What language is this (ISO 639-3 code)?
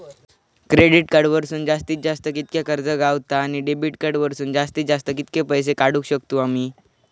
mar